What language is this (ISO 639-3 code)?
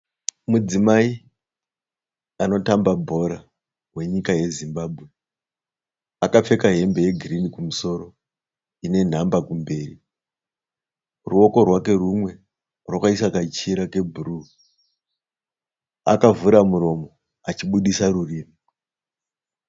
sna